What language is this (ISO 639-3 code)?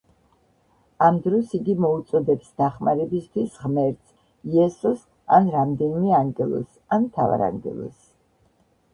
kat